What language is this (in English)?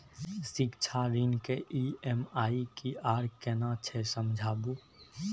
Maithili